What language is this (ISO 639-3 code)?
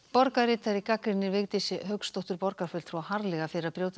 isl